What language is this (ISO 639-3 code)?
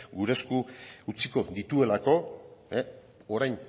eus